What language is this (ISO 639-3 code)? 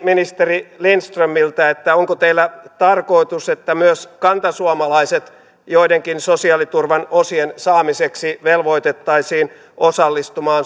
fin